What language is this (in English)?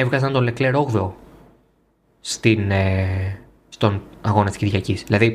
Greek